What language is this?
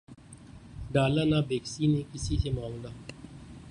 Urdu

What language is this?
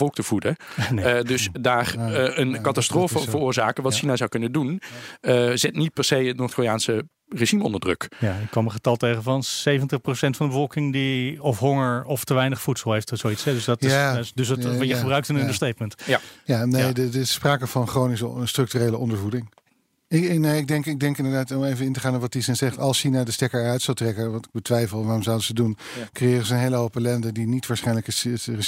Dutch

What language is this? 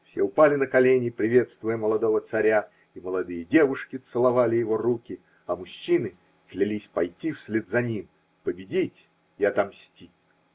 Russian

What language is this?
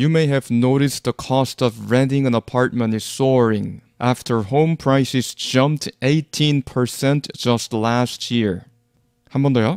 Korean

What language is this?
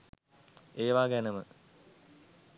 Sinhala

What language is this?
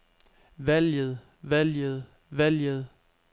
Danish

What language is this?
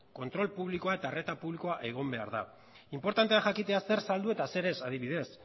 Basque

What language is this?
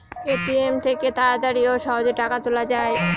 Bangla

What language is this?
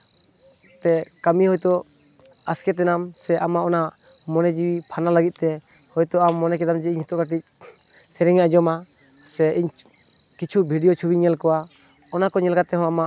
Santali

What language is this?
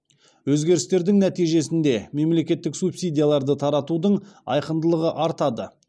Kazakh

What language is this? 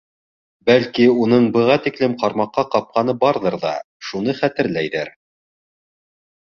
Bashkir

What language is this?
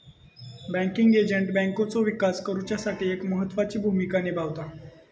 Marathi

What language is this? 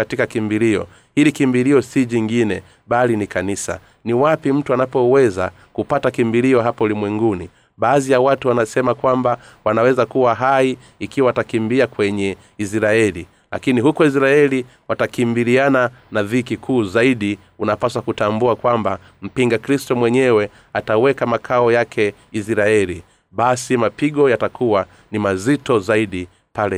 Swahili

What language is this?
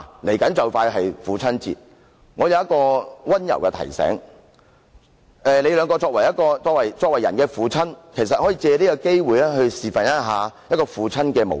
Cantonese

